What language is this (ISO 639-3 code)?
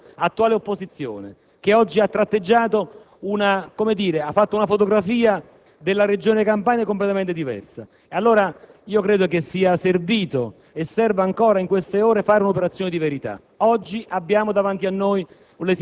ita